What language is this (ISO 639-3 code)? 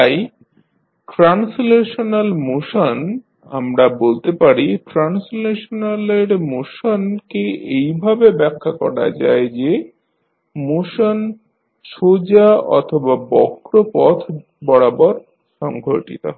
ben